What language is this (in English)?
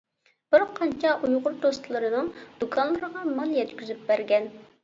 Uyghur